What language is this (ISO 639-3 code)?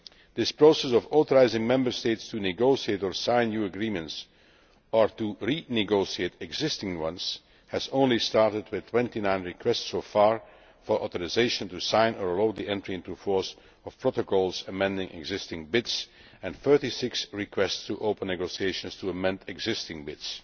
eng